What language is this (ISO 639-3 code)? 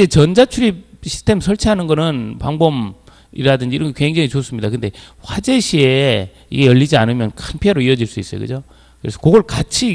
kor